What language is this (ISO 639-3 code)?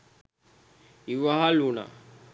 sin